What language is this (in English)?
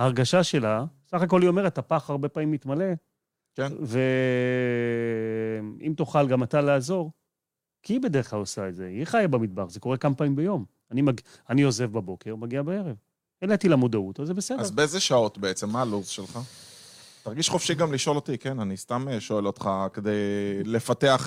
Hebrew